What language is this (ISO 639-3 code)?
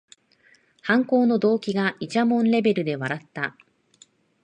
jpn